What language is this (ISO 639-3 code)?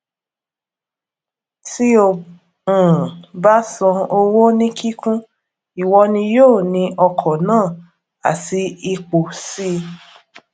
yor